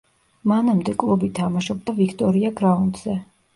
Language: Georgian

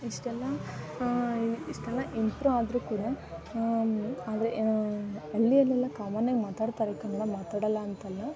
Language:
Kannada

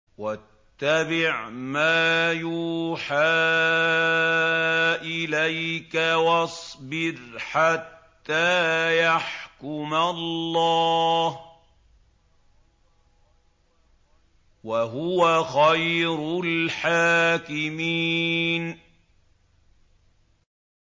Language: Arabic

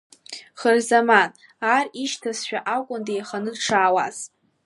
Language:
Abkhazian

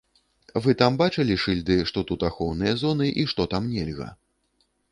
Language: Belarusian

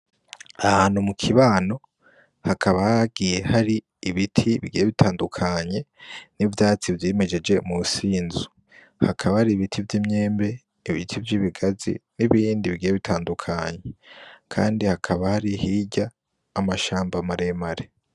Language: Rundi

